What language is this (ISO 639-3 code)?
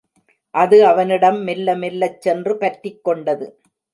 tam